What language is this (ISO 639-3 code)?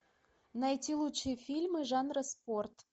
rus